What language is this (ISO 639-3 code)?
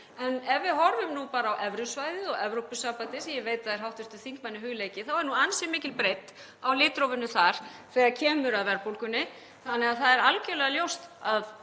isl